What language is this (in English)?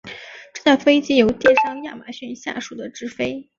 Chinese